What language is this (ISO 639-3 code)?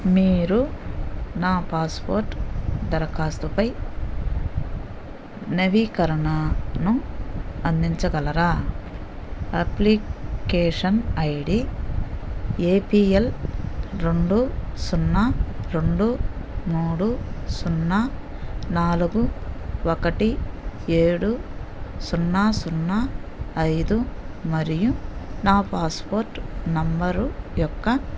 tel